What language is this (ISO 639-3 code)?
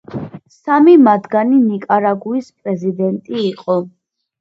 kat